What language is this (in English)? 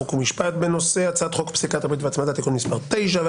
Hebrew